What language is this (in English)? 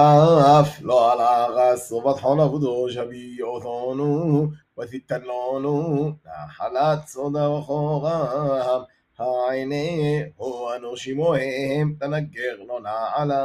Hebrew